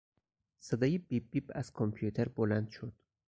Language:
Persian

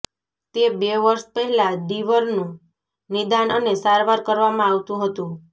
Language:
Gujarati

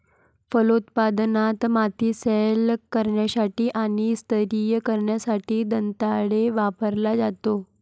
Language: Marathi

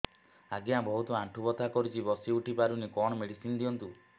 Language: Odia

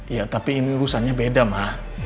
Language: Indonesian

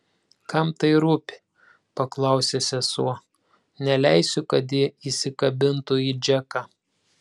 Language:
Lithuanian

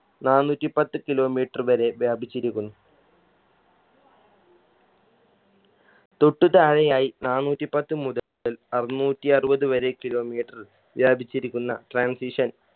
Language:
Malayalam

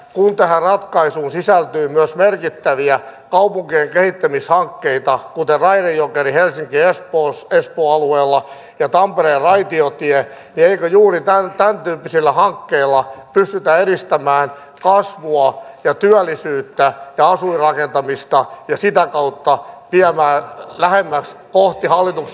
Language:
Finnish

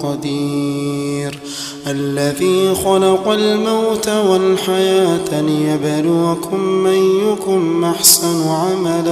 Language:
Arabic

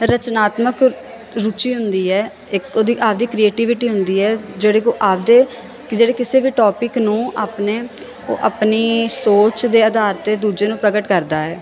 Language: Punjabi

